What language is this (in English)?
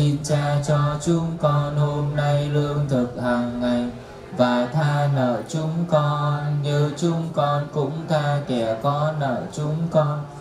Vietnamese